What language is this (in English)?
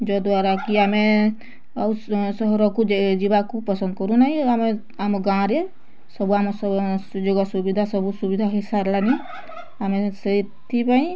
Odia